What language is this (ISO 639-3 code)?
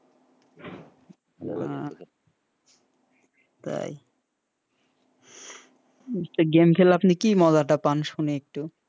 ben